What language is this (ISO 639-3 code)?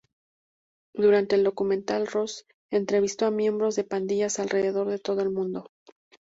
spa